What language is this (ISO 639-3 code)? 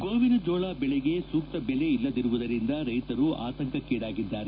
kan